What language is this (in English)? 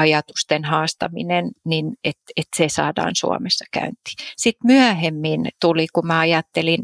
Finnish